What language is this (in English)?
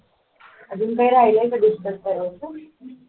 Marathi